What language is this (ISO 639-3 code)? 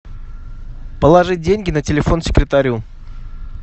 rus